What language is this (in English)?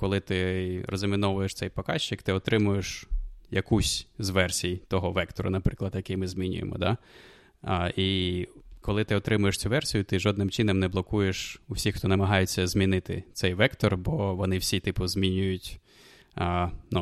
Ukrainian